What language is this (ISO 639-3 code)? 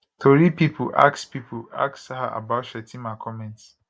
pcm